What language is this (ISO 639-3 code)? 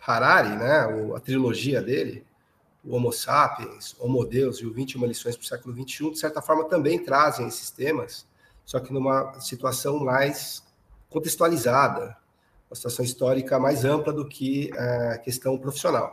por